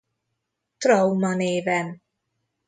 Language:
Hungarian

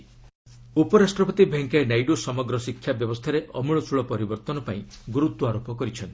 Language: Odia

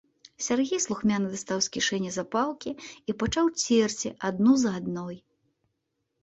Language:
Belarusian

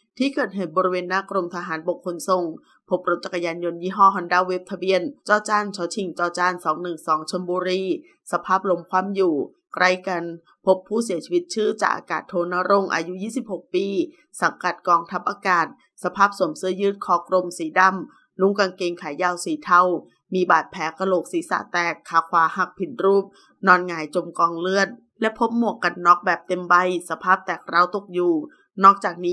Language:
Thai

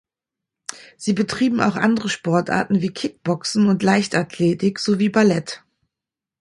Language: German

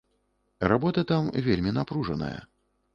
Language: Belarusian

